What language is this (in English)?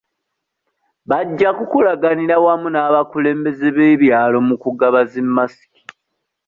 Ganda